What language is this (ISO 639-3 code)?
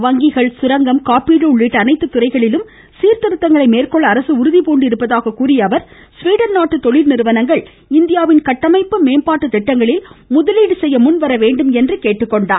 tam